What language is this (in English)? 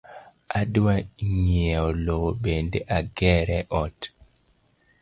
Luo (Kenya and Tanzania)